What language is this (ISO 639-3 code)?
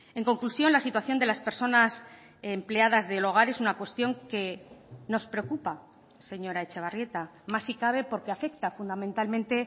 spa